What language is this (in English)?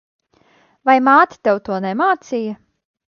Latvian